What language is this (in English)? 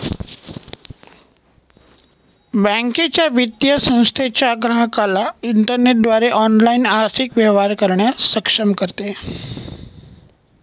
Marathi